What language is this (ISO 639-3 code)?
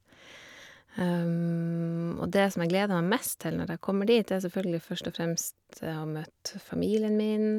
nor